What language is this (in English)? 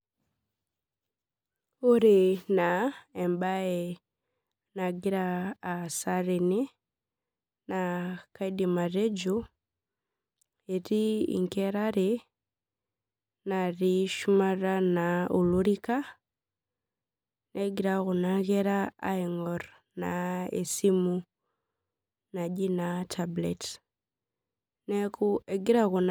Masai